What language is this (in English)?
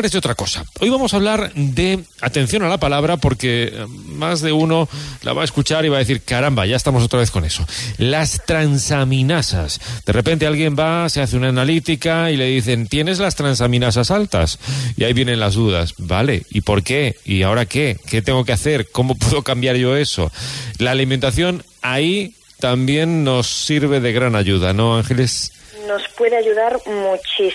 Spanish